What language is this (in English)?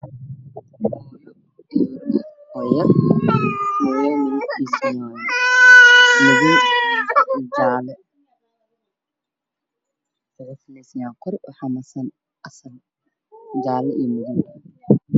Somali